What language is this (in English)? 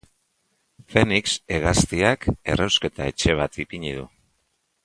Basque